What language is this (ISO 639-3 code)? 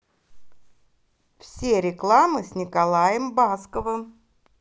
rus